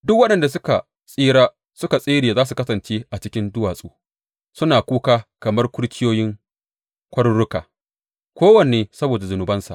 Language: Hausa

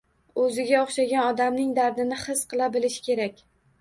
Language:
Uzbek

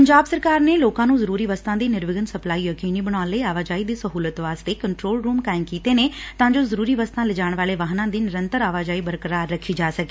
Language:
Punjabi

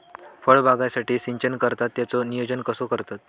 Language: Marathi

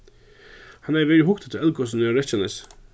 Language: Faroese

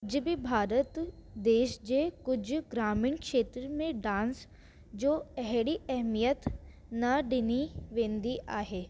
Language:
Sindhi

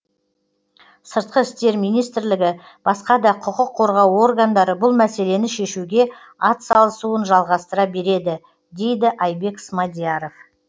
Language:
Kazakh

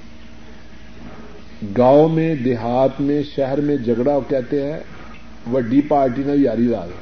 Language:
Urdu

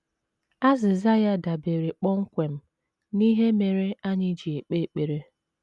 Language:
Igbo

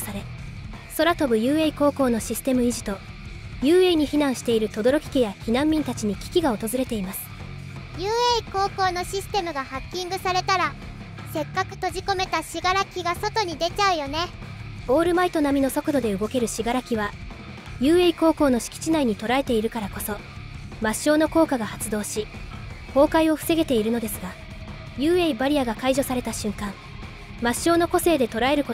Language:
Japanese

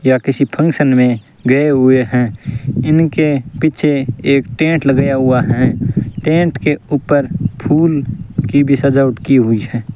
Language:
Hindi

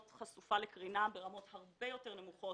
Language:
Hebrew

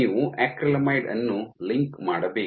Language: Kannada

